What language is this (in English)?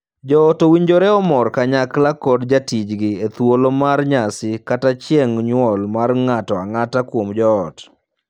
Luo (Kenya and Tanzania)